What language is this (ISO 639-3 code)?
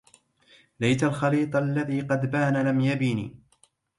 ara